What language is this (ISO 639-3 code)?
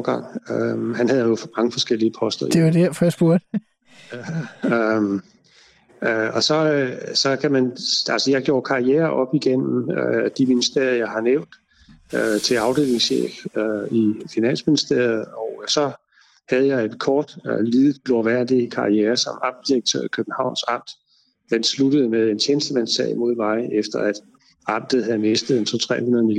dan